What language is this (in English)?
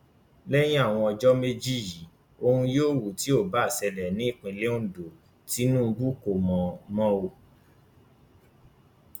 Yoruba